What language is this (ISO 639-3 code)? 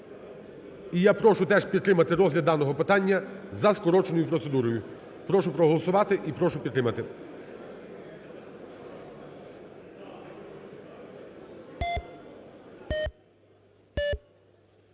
ukr